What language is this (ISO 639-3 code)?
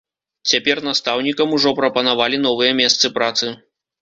bel